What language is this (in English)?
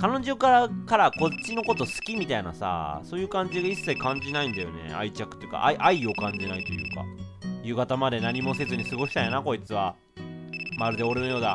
Japanese